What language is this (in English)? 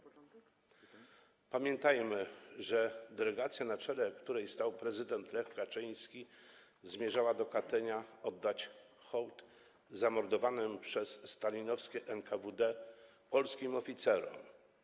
Polish